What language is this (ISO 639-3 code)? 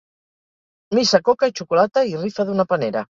cat